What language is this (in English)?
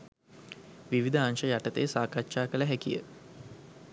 Sinhala